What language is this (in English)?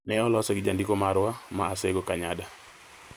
Luo (Kenya and Tanzania)